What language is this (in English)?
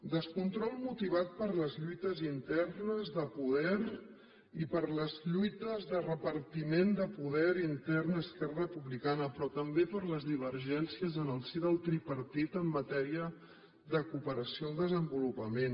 Catalan